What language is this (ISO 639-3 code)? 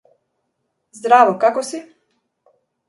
mkd